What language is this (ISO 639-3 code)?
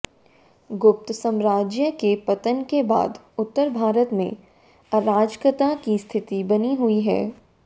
hin